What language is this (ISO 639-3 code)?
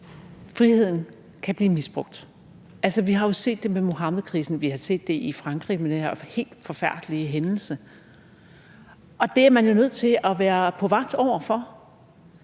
dan